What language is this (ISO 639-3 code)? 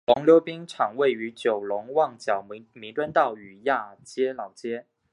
zho